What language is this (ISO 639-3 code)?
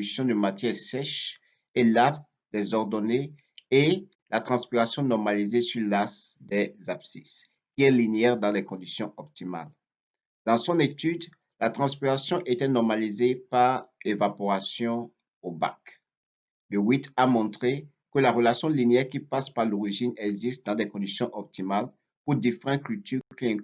fra